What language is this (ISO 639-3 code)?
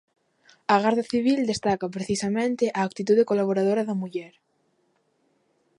glg